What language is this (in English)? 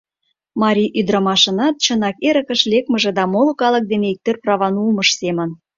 Mari